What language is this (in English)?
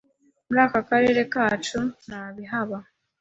Kinyarwanda